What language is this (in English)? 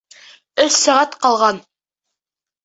Bashkir